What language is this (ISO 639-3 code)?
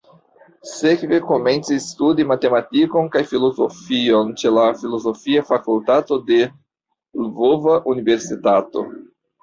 epo